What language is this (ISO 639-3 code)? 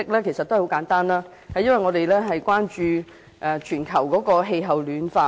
yue